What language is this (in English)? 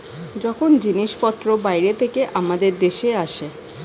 Bangla